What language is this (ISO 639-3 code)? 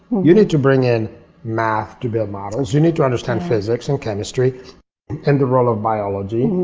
eng